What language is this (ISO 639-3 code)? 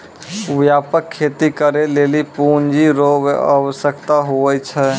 mai